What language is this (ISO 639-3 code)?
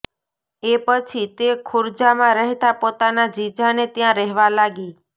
guj